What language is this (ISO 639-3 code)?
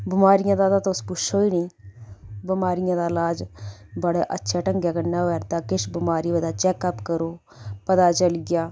doi